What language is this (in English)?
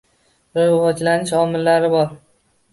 Uzbek